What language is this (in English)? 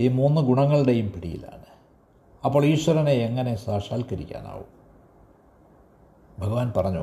Malayalam